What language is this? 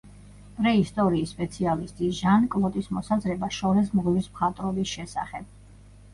Georgian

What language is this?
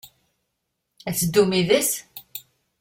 Kabyle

